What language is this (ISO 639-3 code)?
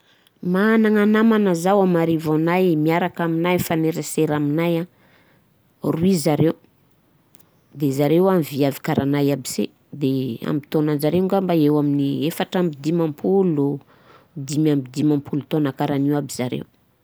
bzc